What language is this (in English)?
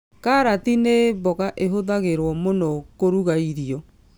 Kikuyu